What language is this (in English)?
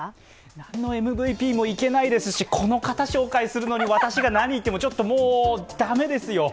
Japanese